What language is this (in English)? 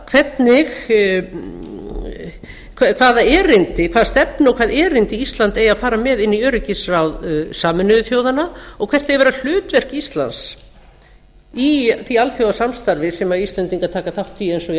Icelandic